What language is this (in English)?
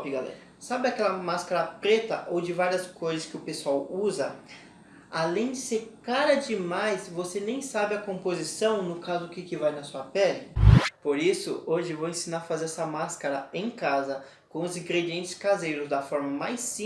Portuguese